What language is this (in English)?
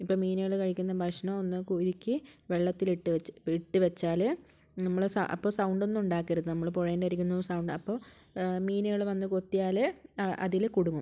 Malayalam